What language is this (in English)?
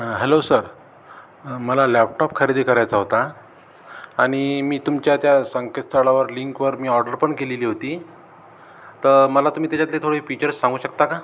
Marathi